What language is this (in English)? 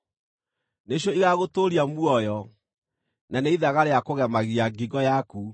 Kikuyu